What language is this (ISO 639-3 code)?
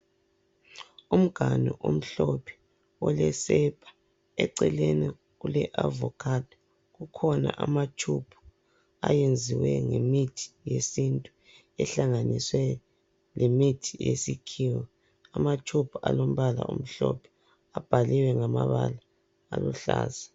nde